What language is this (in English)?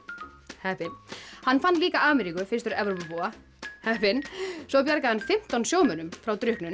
Icelandic